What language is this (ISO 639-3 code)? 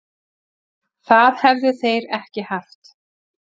isl